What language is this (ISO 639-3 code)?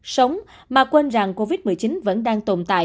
vie